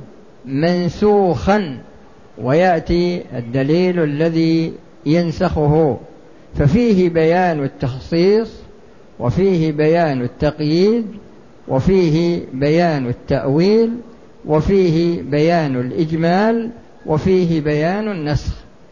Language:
Arabic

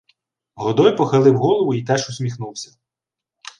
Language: Ukrainian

